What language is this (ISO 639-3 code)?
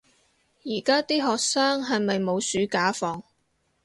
yue